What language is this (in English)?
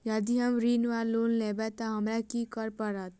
Maithili